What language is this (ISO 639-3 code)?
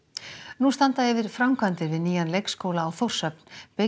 isl